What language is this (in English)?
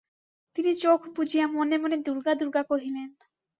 Bangla